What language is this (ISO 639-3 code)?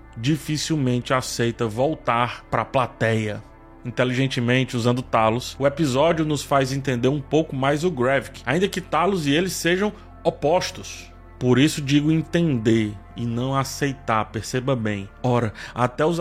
por